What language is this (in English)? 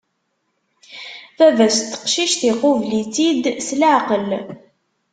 Kabyle